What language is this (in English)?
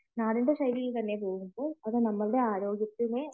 Malayalam